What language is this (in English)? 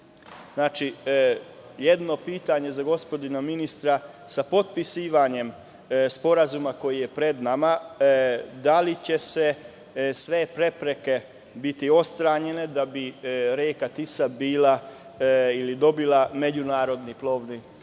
Serbian